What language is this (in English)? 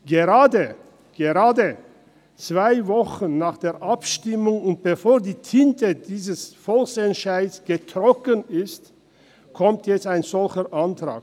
Swiss German